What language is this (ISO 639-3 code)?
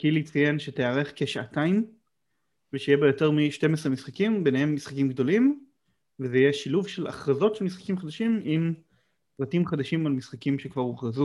heb